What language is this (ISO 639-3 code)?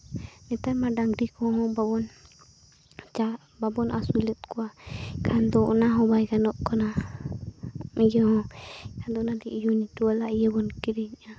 sat